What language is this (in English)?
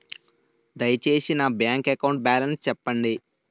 Telugu